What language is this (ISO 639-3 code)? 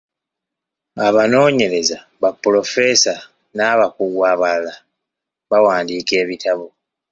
lug